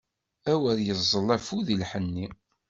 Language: Kabyle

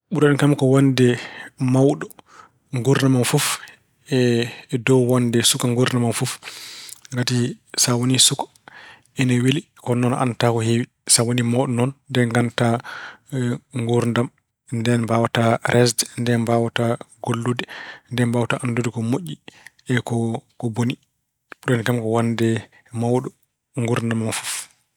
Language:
Fula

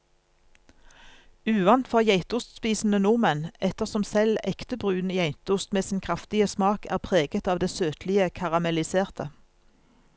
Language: Norwegian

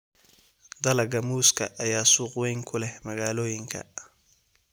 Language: Somali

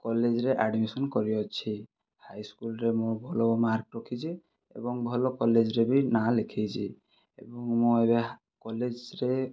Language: Odia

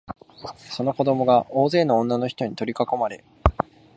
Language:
Japanese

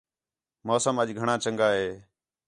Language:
Khetrani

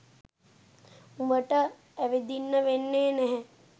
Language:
Sinhala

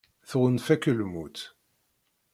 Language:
Kabyle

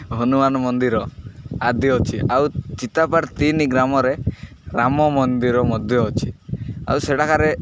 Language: Odia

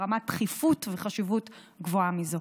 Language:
Hebrew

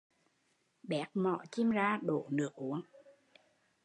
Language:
Vietnamese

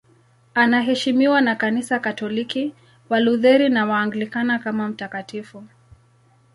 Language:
Swahili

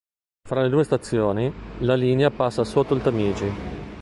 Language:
Italian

